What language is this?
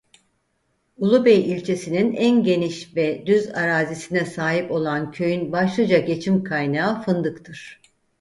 Turkish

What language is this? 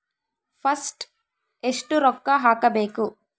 Kannada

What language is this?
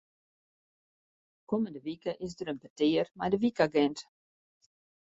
Western Frisian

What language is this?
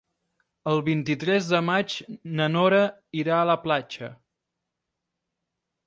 Catalan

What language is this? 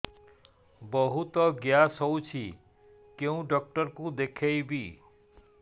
Odia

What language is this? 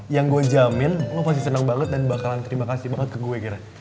Indonesian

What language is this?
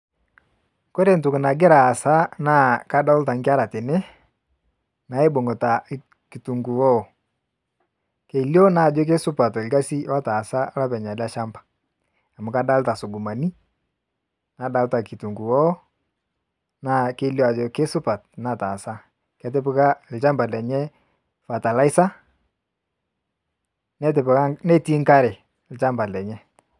Masai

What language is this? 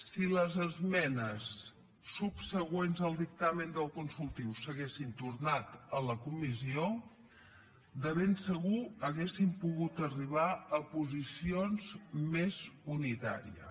Catalan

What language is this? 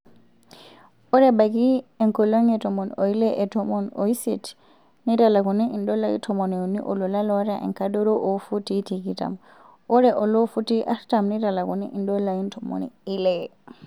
Masai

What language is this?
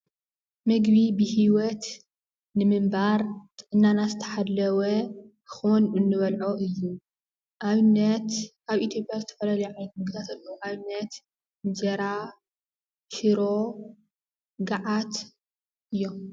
Tigrinya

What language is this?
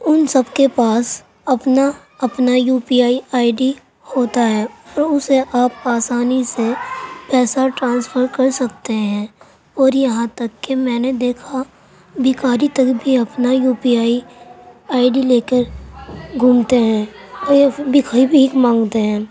Urdu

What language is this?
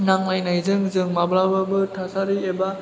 Bodo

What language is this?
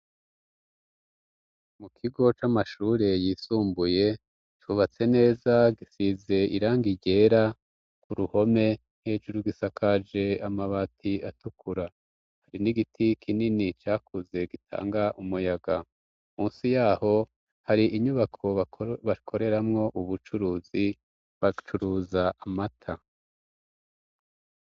Rundi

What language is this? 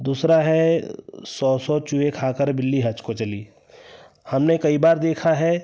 Hindi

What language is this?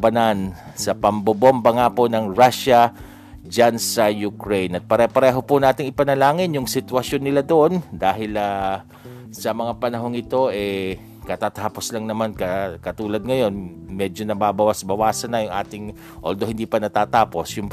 Filipino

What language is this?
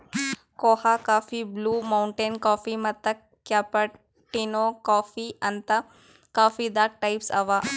Kannada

